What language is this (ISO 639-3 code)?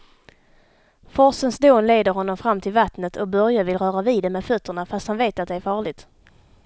swe